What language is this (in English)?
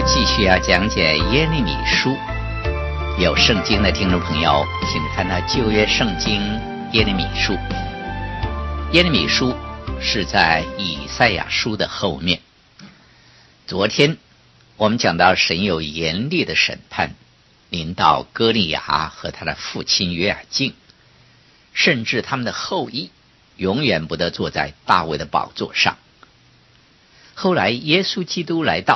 Chinese